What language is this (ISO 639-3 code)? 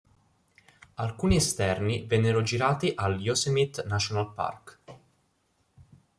ita